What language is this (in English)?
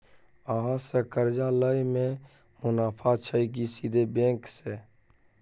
Maithili